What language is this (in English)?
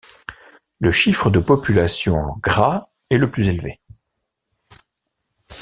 French